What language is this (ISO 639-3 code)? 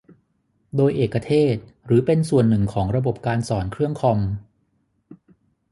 tha